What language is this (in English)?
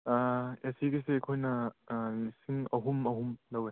Manipuri